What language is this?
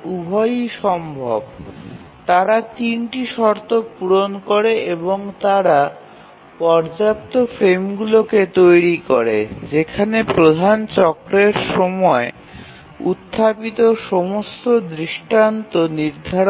Bangla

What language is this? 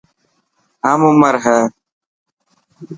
Dhatki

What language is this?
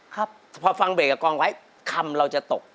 Thai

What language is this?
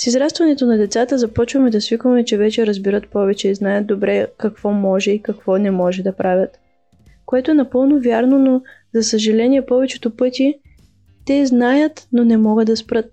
Bulgarian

